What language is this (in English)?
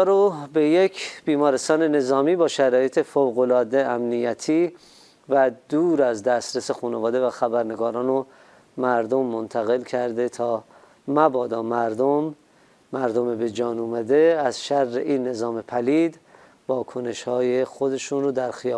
Persian